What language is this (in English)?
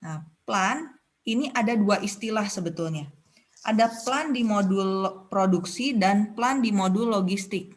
Indonesian